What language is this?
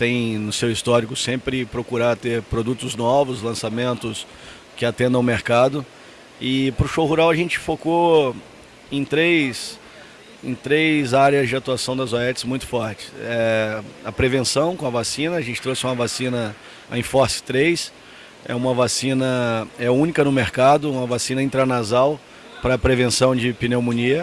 Portuguese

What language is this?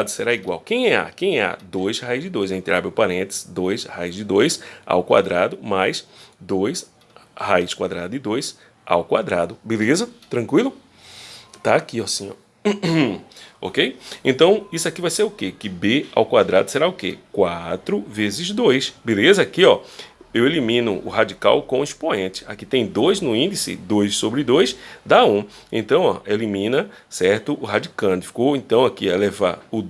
Portuguese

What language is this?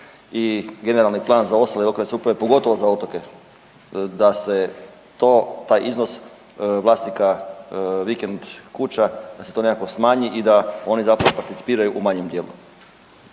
Croatian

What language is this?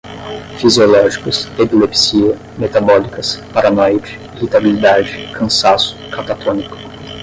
Portuguese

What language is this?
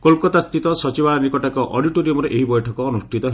Odia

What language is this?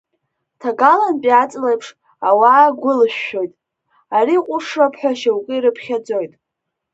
Abkhazian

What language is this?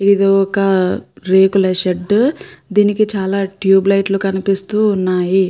Telugu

